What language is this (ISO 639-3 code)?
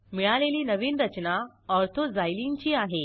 mar